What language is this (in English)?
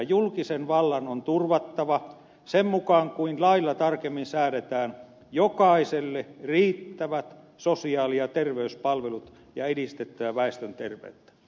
Finnish